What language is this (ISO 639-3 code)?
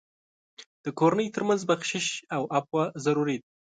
pus